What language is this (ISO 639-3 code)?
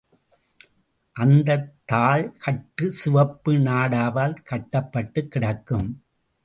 tam